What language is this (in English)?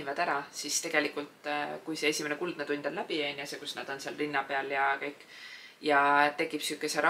Finnish